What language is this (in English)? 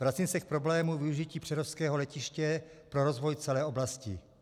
Czech